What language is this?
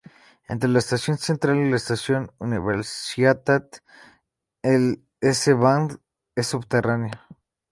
Spanish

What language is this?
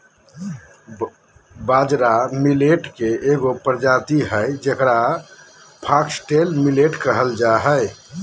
Magahi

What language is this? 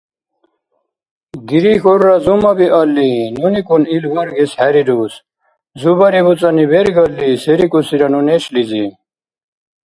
Dargwa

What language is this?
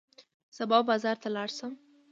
Pashto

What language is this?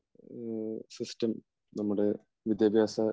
Malayalam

